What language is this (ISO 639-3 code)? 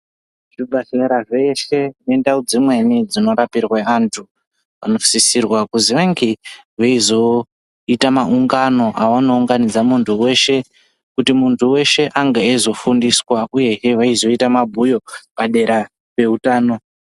ndc